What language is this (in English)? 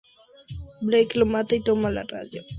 Spanish